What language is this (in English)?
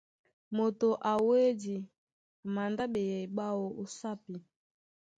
Duala